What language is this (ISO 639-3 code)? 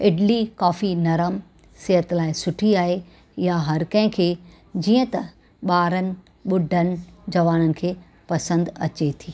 snd